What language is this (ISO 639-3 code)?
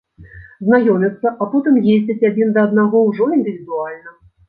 bel